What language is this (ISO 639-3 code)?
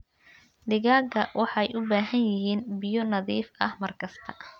som